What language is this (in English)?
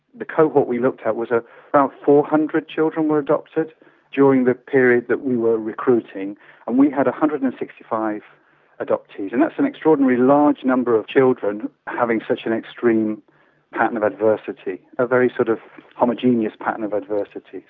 English